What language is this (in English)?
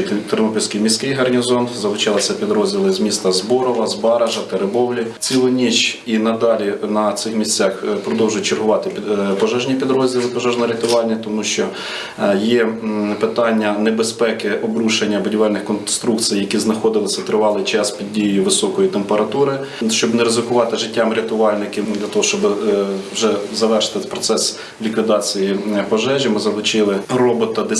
Ukrainian